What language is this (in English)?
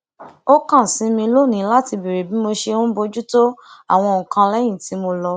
Yoruba